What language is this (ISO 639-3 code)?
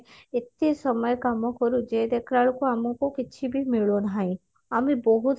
ori